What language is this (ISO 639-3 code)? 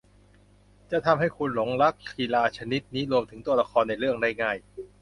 tha